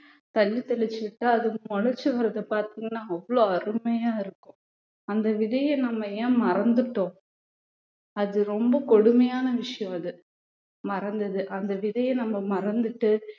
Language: Tamil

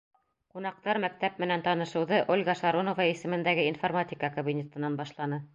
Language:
Bashkir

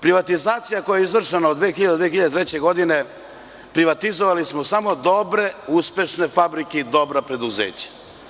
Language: Serbian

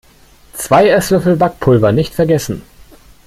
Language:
German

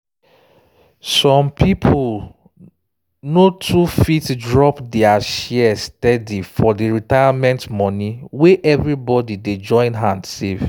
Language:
Nigerian Pidgin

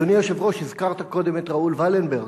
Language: Hebrew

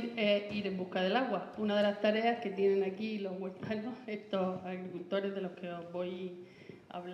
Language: Spanish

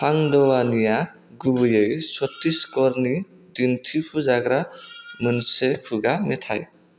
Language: Bodo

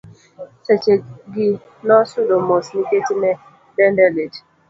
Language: Luo (Kenya and Tanzania)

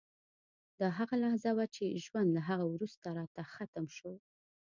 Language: Pashto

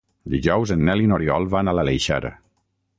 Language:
Catalan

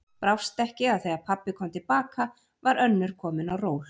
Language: Icelandic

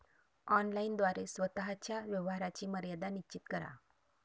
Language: Marathi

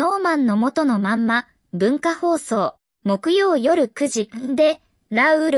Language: Japanese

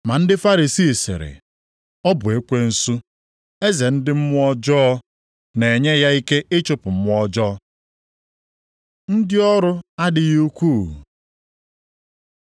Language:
Igbo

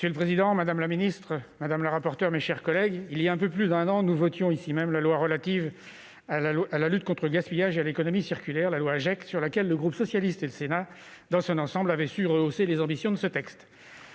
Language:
French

